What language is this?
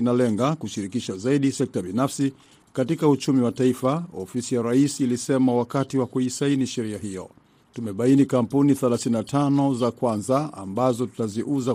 Swahili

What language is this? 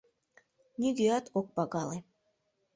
Mari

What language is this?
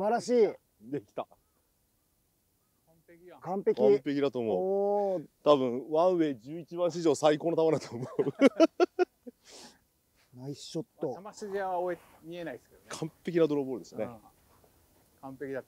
Japanese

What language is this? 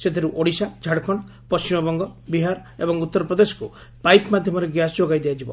Odia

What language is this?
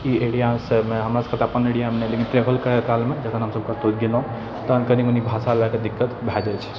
Maithili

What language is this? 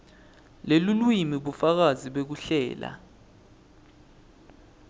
Swati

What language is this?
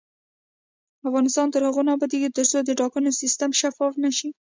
Pashto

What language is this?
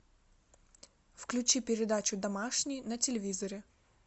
Russian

